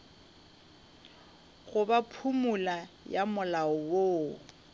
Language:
Northern Sotho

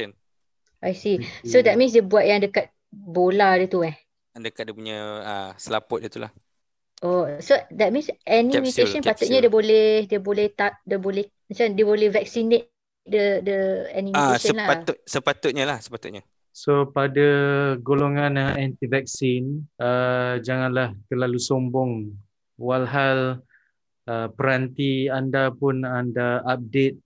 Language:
Malay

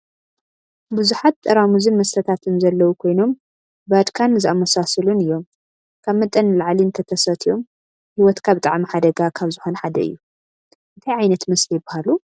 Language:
Tigrinya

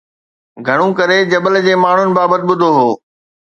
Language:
Sindhi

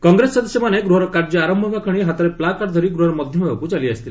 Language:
Odia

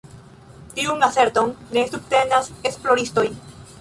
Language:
Esperanto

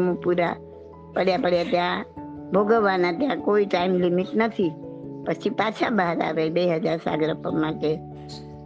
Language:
Gujarati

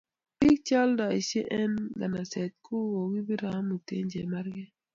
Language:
Kalenjin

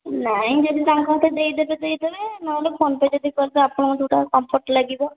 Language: Odia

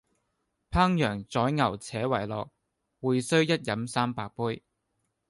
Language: Cantonese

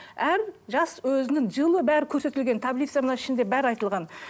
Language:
Kazakh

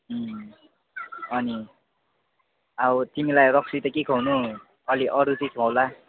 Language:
Nepali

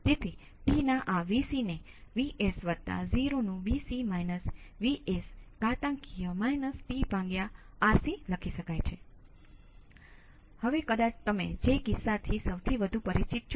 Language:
Gujarati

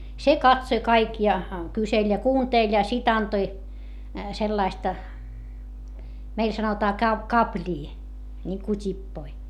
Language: Finnish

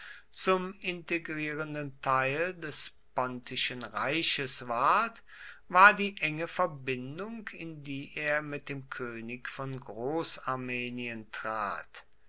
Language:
German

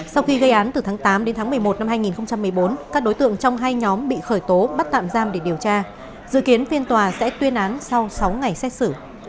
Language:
Vietnamese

